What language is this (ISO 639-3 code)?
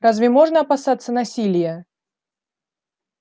rus